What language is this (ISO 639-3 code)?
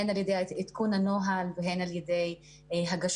heb